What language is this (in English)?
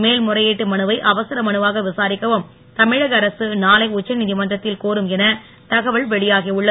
Tamil